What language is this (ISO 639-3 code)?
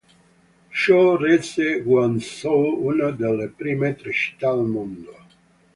ita